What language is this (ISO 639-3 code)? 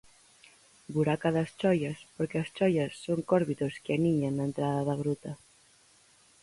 glg